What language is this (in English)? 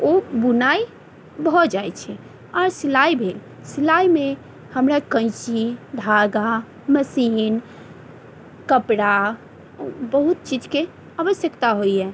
Maithili